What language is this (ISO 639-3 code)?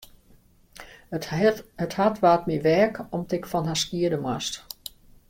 fry